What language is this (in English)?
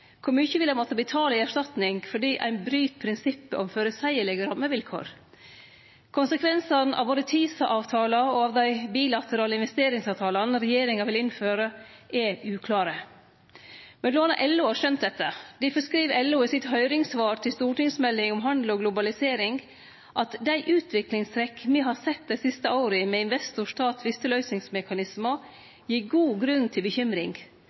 Norwegian Nynorsk